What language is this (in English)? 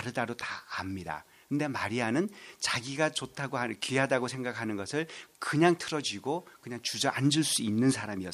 Korean